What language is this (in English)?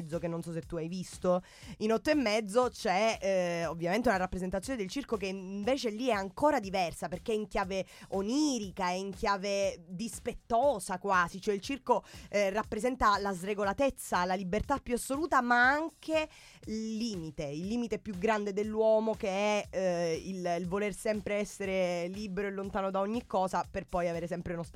Italian